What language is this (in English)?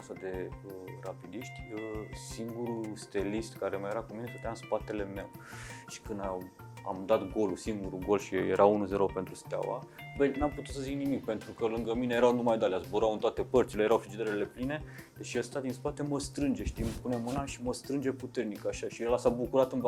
Romanian